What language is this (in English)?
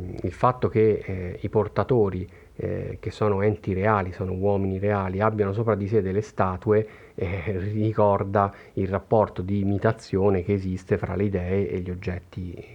Italian